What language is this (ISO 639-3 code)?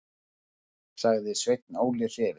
isl